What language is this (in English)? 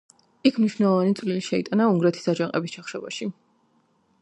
Georgian